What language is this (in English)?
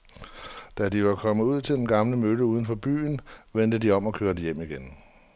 Danish